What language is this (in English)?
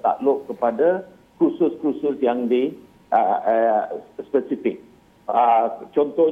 Malay